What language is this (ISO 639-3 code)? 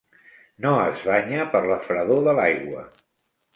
cat